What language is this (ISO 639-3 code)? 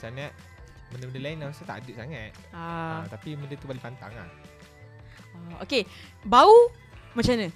msa